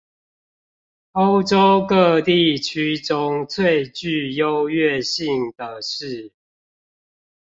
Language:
Chinese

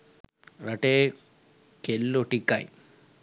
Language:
Sinhala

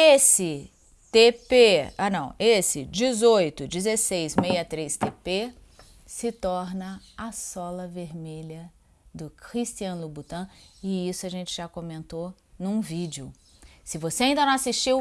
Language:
Portuguese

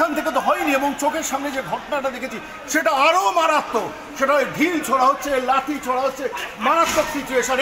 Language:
Romanian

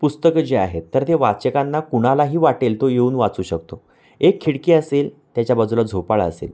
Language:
Marathi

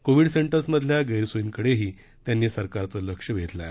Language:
Marathi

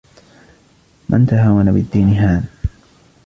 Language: Arabic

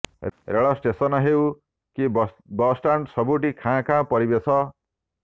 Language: Odia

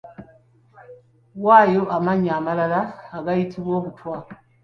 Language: Ganda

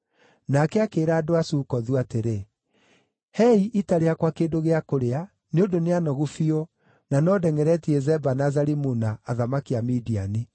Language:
Kikuyu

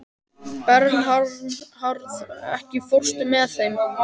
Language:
Icelandic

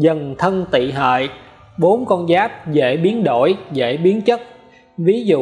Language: Vietnamese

